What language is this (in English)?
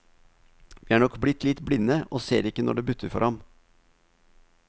Norwegian